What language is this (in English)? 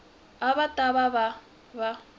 Tsonga